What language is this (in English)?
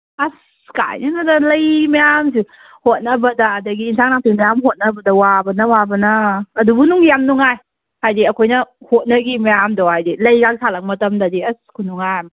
Manipuri